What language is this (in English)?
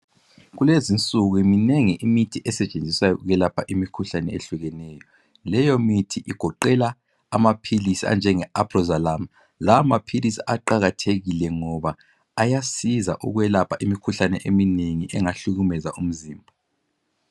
North Ndebele